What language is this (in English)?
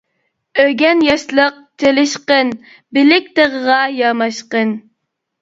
Uyghur